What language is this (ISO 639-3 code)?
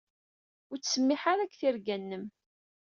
kab